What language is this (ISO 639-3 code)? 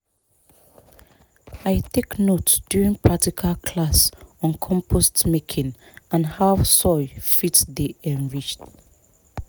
pcm